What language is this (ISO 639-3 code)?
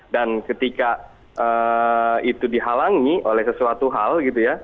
ind